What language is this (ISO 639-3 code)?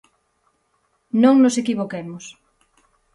glg